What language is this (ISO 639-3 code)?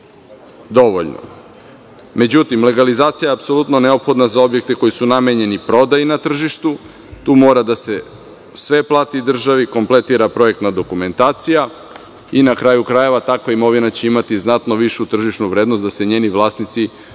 srp